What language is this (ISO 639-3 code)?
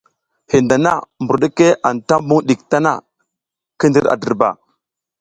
giz